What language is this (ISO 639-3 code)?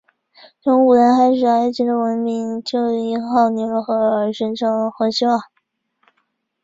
zho